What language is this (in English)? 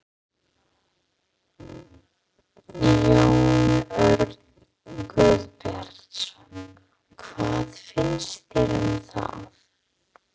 Icelandic